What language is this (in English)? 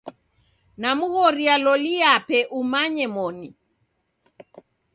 Taita